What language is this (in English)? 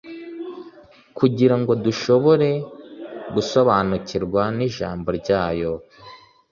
Kinyarwanda